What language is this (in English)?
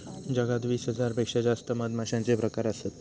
Marathi